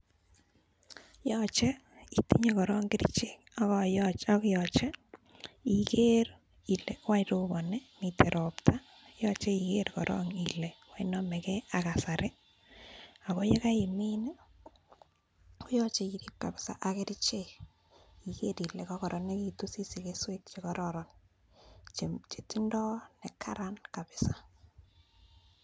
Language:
Kalenjin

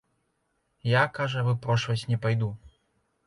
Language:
Belarusian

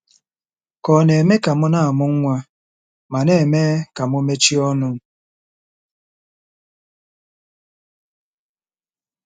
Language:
Igbo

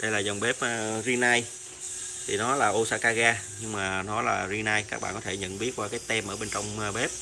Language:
Vietnamese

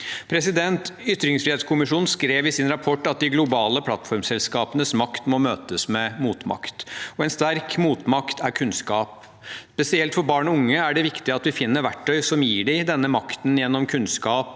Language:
Norwegian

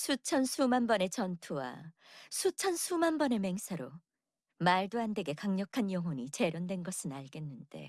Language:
Korean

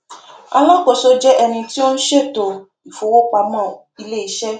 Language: Yoruba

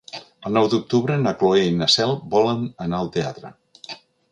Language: Catalan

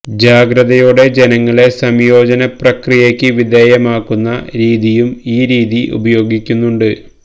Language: Malayalam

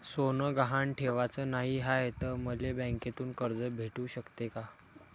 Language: Marathi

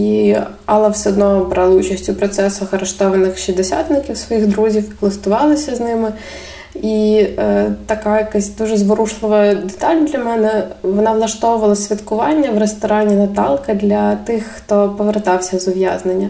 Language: Ukrainian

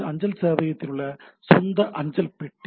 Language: Tamil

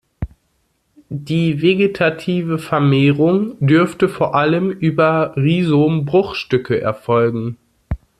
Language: German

